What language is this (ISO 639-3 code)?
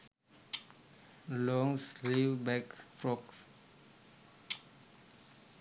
sin